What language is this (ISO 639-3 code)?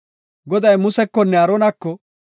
gof